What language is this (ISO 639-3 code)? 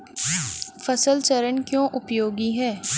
hin